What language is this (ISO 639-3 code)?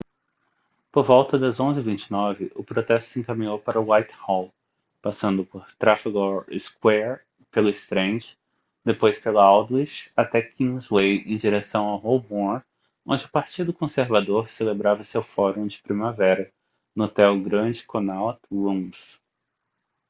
por